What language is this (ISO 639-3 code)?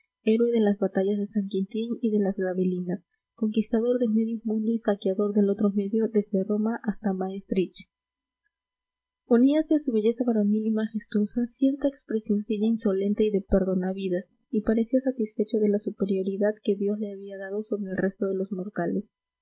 spa